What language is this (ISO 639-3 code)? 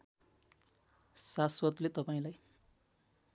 nep